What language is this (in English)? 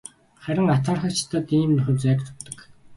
Mongolian